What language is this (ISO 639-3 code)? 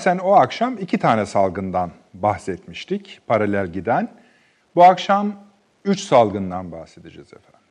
tur